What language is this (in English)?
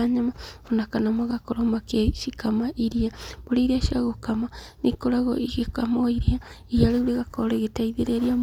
Kikuyu